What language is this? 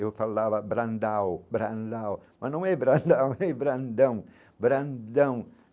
Portuguese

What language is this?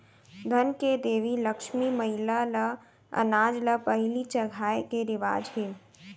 Chhattisgarhi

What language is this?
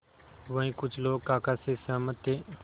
Hindi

